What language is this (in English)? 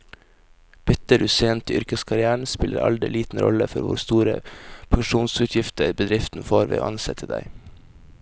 Norwegian